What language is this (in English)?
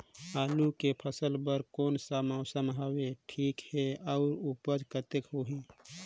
Chhattisgarhi